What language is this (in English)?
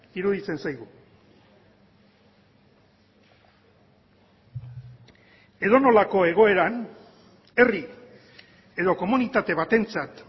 Basque